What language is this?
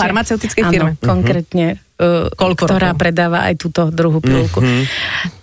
Slovak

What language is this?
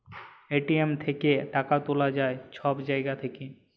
Bangla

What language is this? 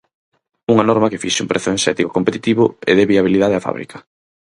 Galician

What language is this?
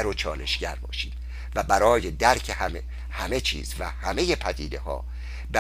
Persian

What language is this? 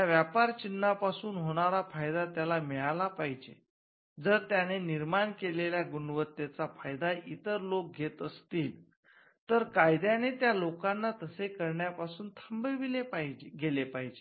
Marathi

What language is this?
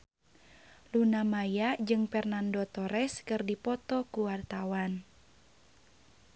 Sundanese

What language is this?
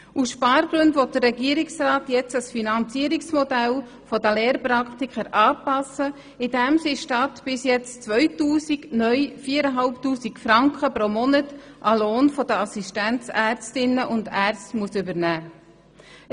Swiss German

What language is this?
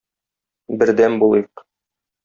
Tatar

